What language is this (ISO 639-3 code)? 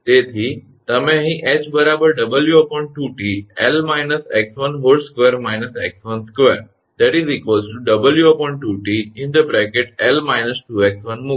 guj